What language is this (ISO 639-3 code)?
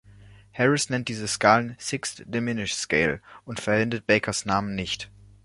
deu